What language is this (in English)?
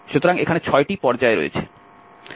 Bangla